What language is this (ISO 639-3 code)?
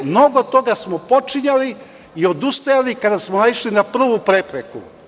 srp